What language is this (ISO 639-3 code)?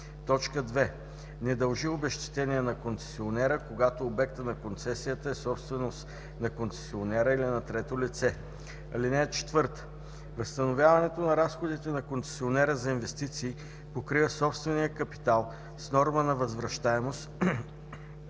bul